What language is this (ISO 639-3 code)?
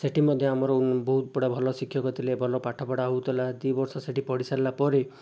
ori